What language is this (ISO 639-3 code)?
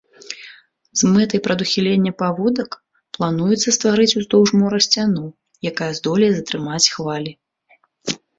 bel